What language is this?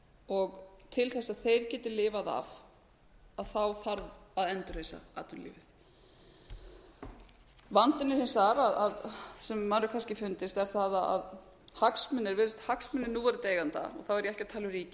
Icelandic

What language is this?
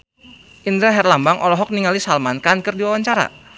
Sundanese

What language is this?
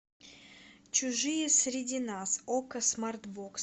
Russian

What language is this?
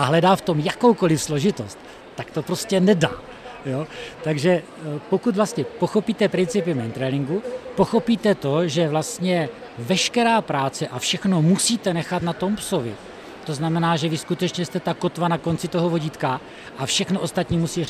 Czech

